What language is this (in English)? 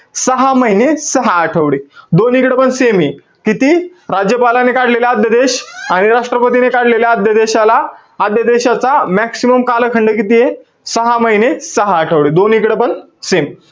Marathi